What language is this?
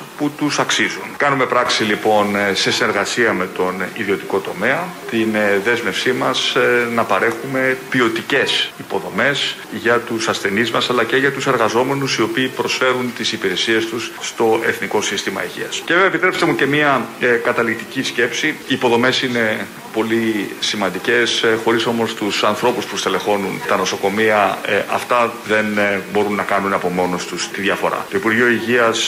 Greek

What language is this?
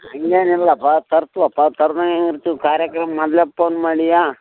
Kannada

